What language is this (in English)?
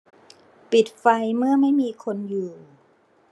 Thai